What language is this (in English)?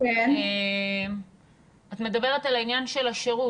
Hebrew